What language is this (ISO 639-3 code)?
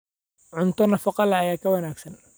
som